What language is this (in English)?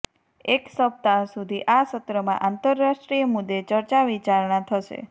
Gujarati